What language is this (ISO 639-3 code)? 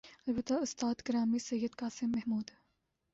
urd